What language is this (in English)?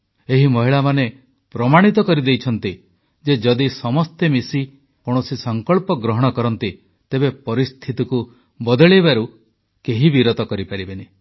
Odia